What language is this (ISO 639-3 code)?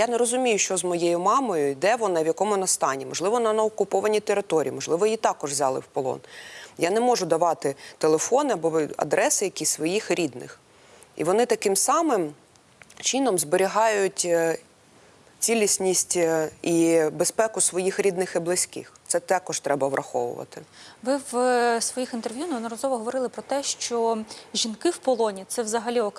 ukr